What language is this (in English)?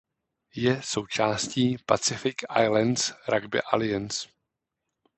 Czech